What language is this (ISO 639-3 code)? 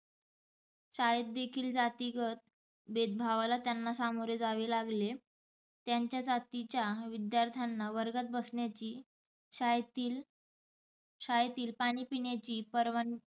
mar